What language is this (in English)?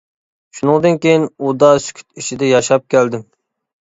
Uyghur